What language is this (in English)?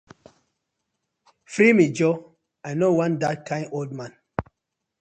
Nigerian Pidgin